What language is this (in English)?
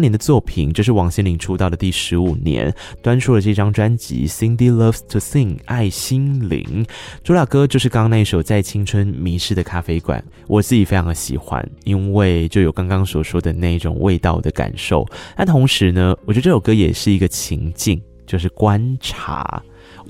Chinese